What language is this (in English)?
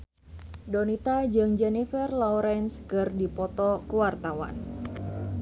Sundanese